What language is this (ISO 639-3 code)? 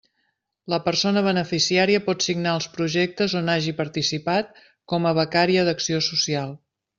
cat